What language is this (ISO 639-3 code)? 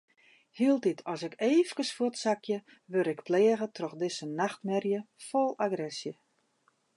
fry